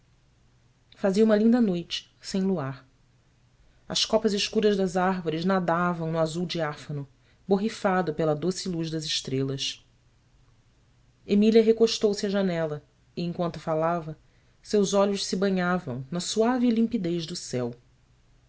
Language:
Portuguese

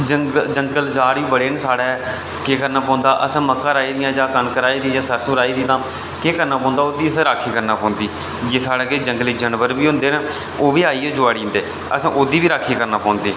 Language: Dogri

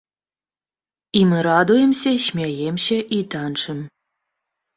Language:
Belarusian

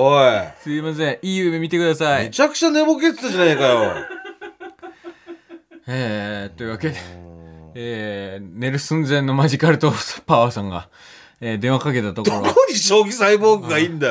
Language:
Japanese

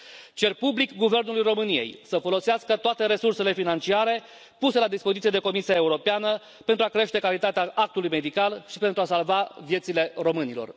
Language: Romanian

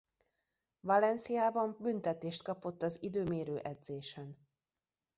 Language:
Hungarian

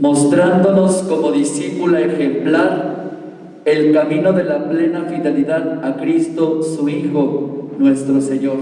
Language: Spanish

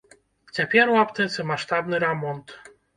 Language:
Belarusian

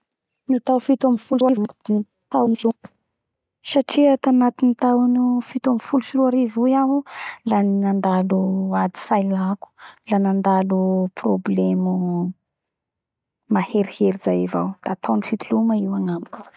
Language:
Bara Malagasy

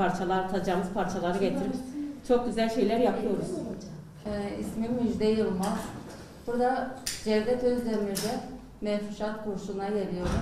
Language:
Turkish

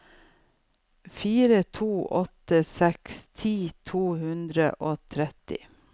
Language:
Norwegian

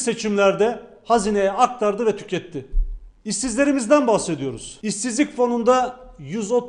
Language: Turkish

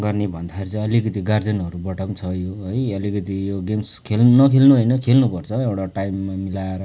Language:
Nepali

